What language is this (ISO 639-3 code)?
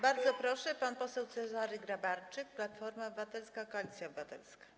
pol